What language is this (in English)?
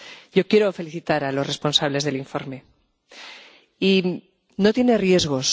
Spanish